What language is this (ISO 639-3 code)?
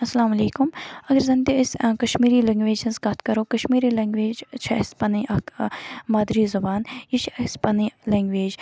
kas